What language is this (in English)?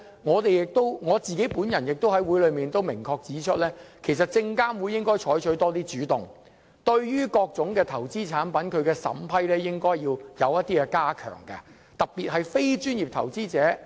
Cantonese